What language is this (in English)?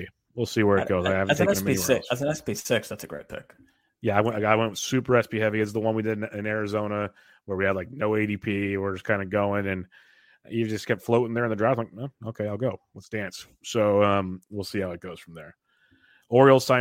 English